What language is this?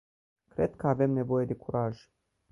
Romanian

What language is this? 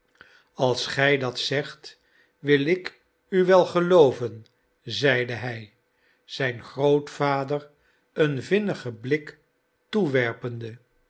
Dutch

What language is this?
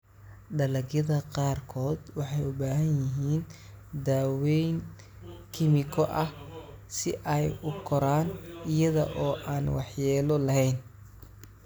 Somali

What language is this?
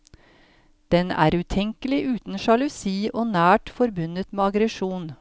Norwegian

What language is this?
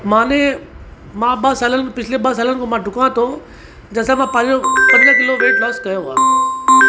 Sindhi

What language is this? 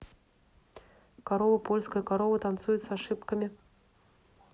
Russian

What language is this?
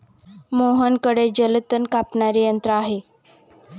Marathi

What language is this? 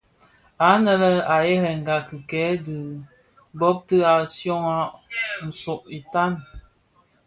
Bafia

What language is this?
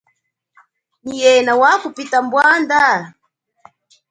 Chokwe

